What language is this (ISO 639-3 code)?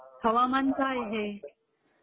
mar